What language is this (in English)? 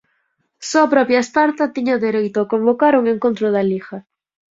Galician